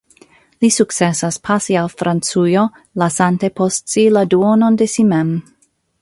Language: Esperanto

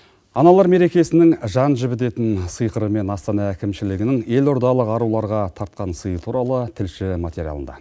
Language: Kazakh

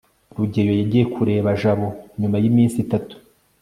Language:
Kinyarwanda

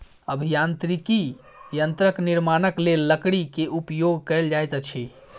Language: Maithili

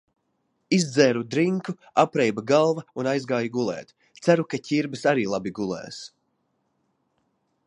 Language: Latvian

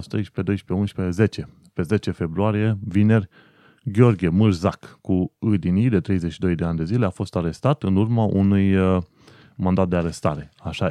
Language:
Romanian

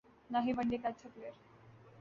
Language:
Urdu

